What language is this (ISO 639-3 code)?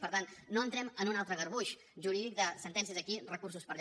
cat